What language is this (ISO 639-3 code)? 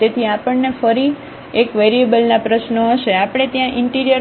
guj